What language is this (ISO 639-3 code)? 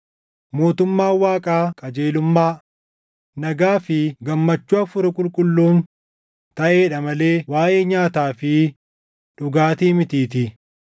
orm